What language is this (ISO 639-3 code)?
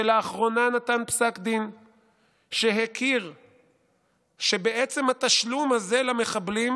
heb